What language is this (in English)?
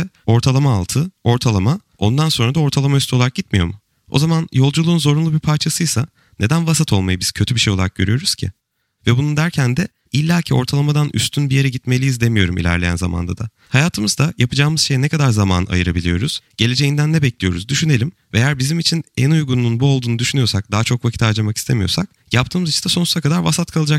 Turkish